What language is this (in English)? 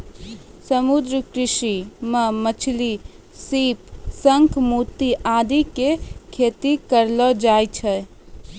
Maithili